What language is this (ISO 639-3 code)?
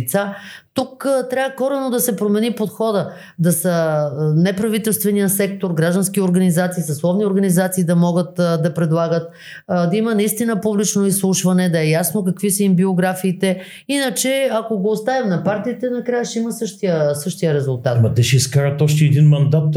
bul